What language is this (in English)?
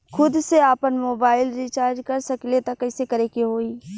Bhojpuri